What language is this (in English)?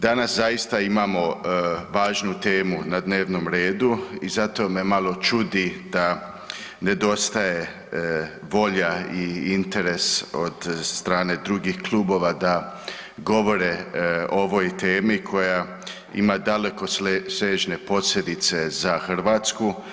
Croatian